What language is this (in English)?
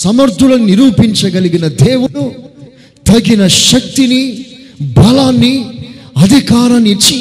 Telugu